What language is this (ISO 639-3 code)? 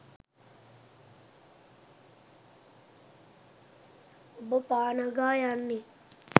sin